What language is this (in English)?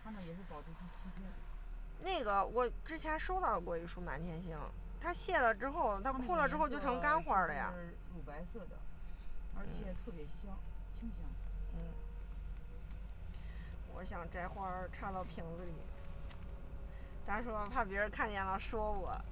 Chinese